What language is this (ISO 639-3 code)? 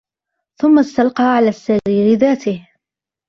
ara